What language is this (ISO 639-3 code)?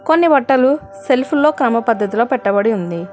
tel